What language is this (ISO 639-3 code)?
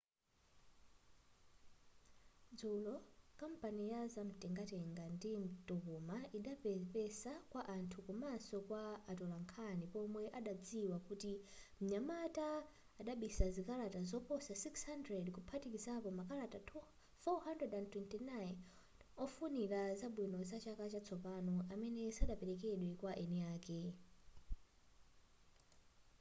nya